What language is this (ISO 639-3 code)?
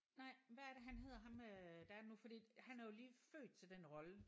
dan